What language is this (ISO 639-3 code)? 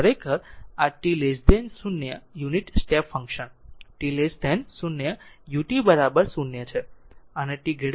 guj